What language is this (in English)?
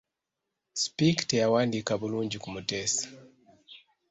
Ganda